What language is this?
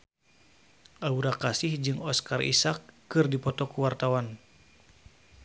Sundanese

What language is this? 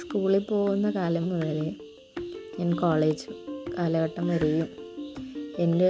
Malayalam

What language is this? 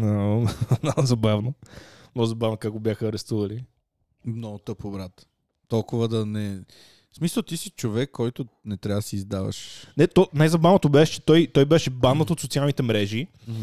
Bulgarian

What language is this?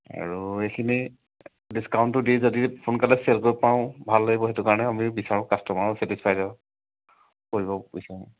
Assamese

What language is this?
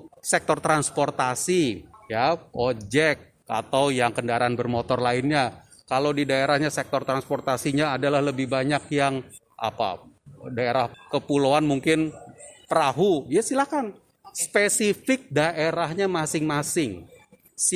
Indonesian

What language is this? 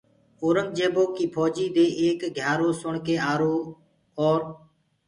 Gurgula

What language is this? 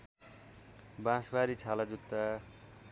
Nepali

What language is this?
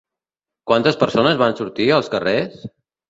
Catalan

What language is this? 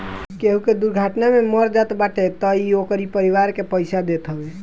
Bhojpuri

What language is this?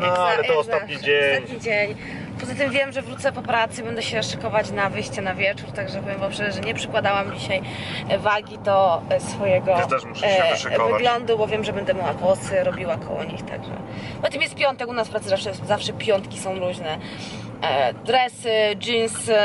Polish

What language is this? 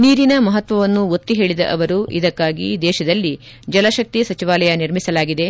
Kannada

